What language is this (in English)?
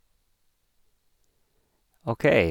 Norwegian